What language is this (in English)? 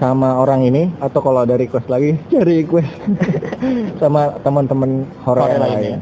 Indonesian